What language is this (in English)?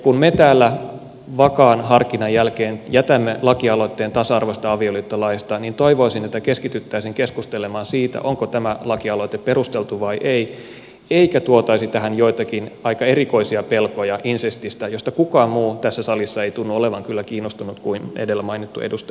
Finnish